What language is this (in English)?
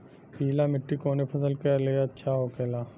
Bhojpuri